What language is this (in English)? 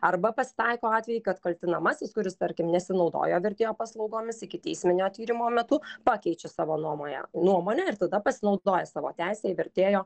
Lithuanian